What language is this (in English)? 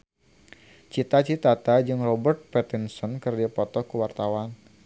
Sundanese